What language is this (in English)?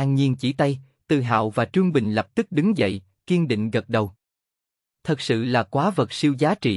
Vietnamese